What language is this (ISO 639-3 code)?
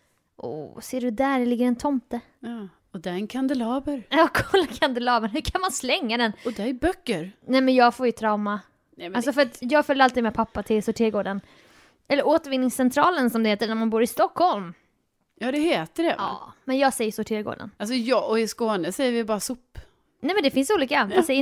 swe